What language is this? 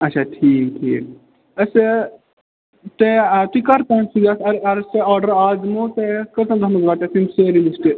Kashmiri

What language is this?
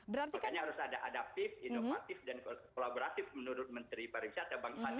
Indonesian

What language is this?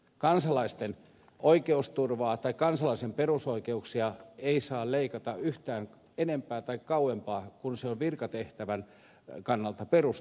Finnish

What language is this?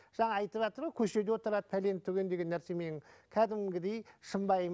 Kazakh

